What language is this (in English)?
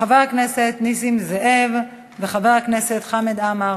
Hebrew